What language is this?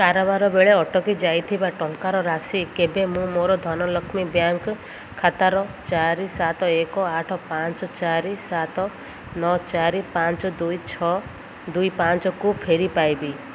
Odia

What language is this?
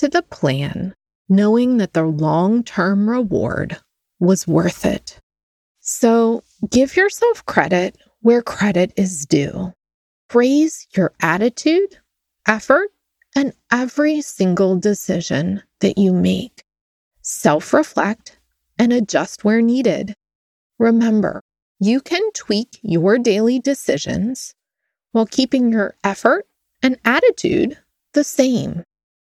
English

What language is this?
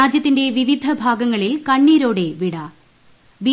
Malayalam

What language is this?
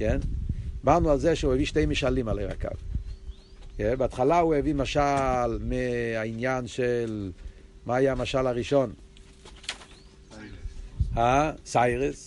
Hebrew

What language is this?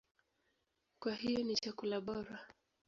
Swahili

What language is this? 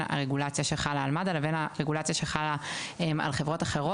Hebrew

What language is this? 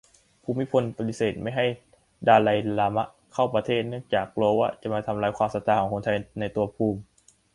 Thai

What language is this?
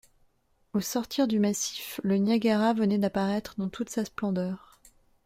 French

